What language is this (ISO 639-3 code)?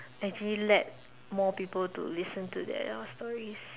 eng